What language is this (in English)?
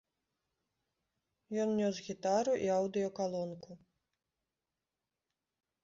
Belarusian